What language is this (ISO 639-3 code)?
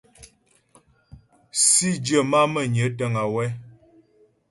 bbj